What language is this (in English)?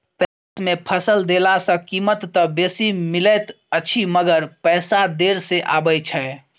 Maithili